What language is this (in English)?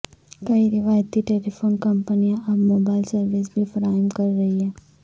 Urdu